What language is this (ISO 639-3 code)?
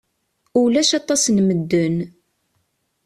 kab